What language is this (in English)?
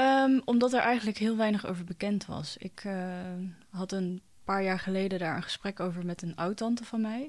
Dutch